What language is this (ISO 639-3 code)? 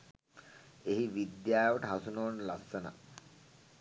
sin